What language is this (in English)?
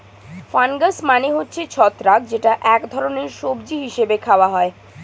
Bangla